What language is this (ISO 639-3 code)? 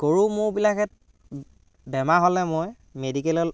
asm